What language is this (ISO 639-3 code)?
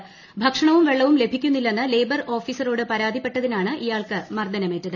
mal